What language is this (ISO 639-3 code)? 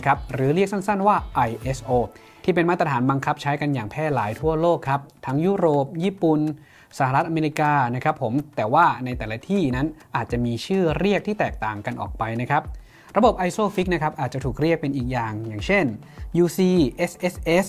tha